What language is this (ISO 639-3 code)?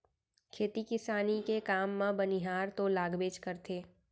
hne